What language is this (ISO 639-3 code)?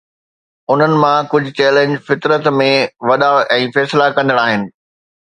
snd